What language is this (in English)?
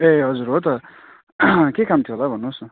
Nepali